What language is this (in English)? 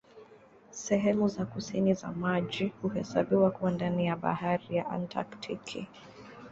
Swahili